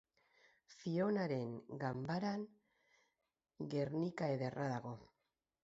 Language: Basque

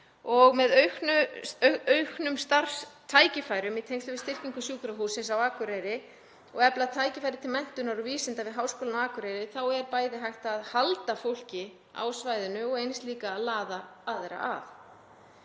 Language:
Icelandic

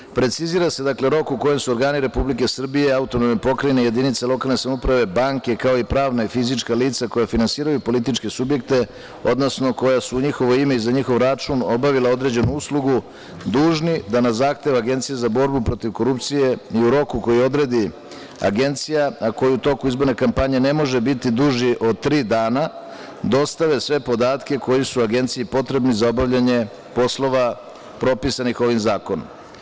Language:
Serbian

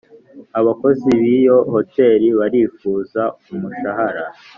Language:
Kinyarwanda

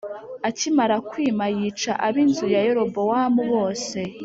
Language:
Kinyarwanda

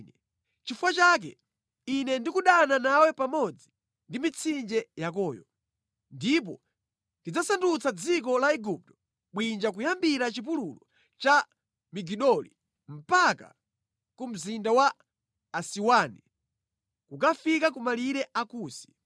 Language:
Nyanja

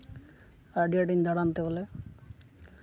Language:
Santali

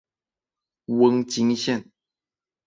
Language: Chinese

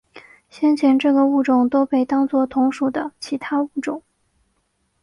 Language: Chinese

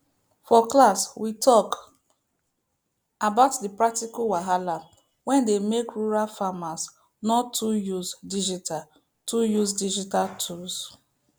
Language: Nigerian Pidgin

